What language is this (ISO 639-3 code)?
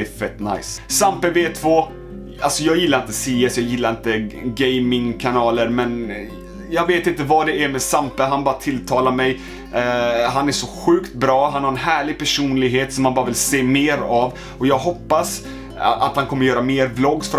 swe